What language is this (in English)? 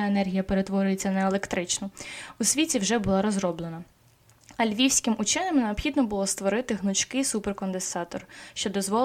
Ukrainian